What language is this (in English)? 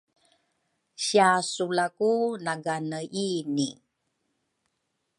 Rukai